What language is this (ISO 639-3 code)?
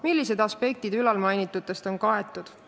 est